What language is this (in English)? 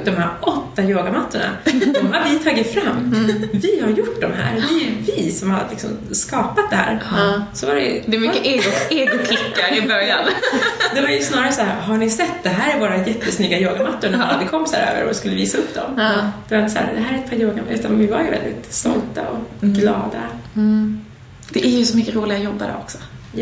Swedish